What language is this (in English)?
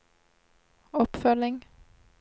Norwegian